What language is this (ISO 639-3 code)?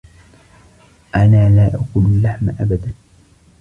ara